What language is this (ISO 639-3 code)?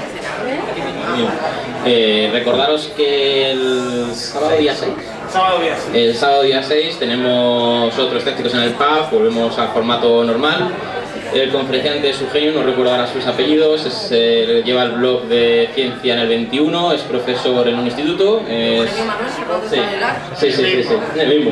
spa